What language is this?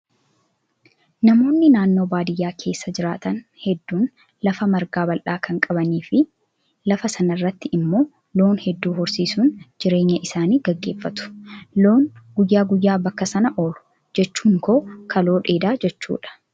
Oromo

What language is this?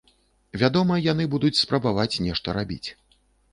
Belarusian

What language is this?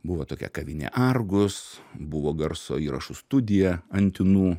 Lithuanian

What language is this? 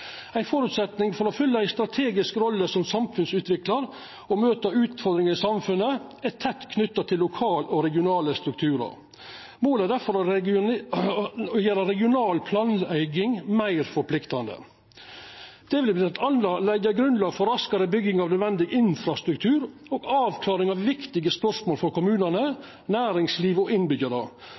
Norwegian Nynorsk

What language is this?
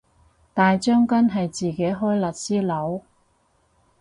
Cantonese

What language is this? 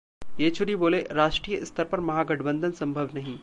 Hindi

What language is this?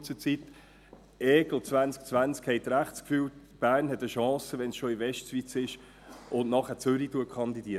Swiss German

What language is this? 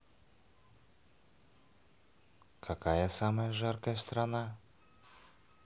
Russian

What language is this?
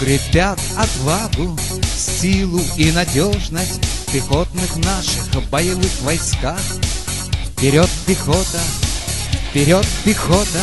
Russian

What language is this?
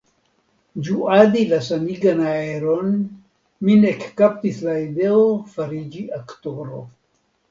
Esperanto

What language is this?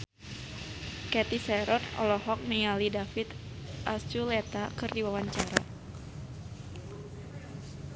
Sundanese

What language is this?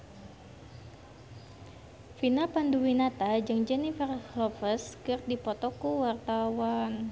Sundanese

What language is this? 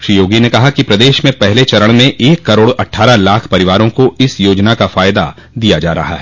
Hindi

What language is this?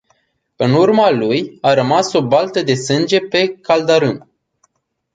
Romanian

